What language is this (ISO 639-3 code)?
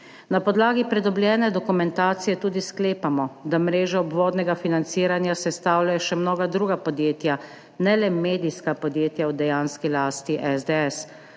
slv